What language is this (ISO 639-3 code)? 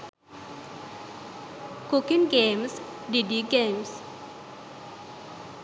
sin